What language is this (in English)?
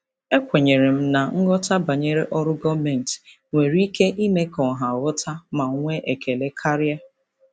Igbo